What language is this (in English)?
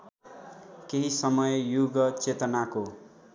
Nepali